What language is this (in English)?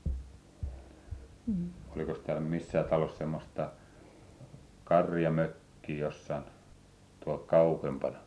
Finnish